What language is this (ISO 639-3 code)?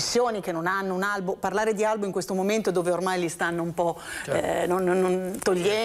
ita